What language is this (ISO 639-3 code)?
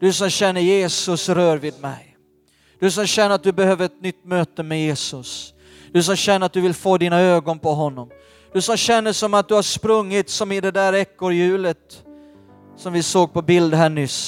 swe